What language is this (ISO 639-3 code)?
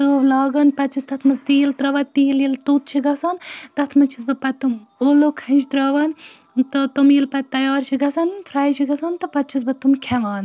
kas